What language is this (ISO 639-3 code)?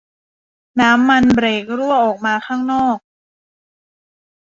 tha